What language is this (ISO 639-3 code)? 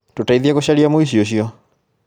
kik